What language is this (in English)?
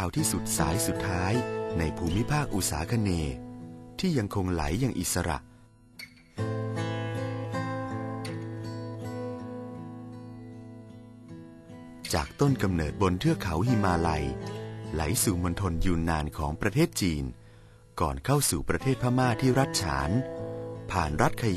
Thai